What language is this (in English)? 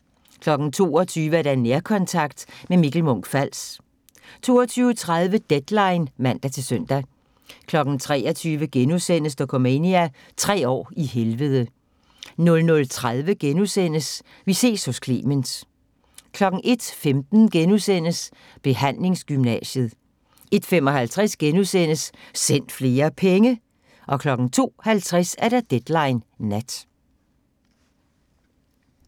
Danish